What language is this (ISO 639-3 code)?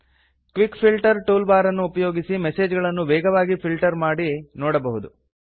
kan